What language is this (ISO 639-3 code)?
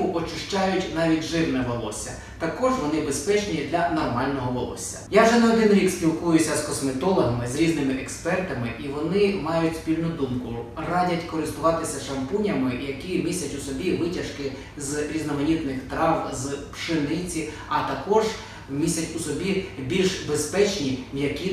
ukr